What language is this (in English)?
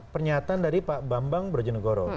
Indonesian